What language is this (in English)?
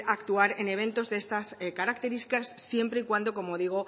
Spanish